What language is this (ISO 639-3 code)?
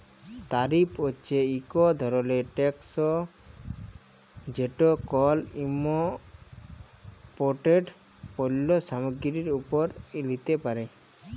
ben